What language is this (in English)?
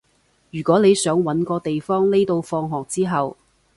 Cantonese